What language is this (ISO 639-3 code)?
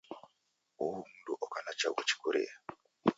dav